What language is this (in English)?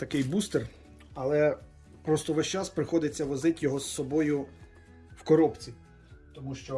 Ukrainian